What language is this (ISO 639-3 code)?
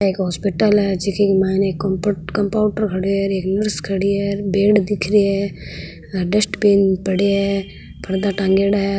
mwr